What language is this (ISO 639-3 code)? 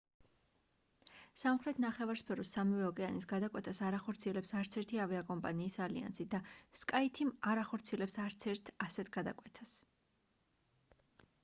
kat